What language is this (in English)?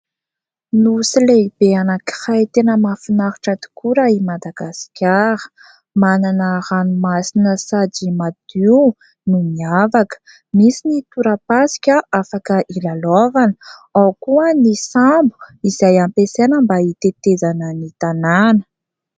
Malagasy